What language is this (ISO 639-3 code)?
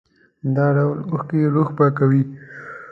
pus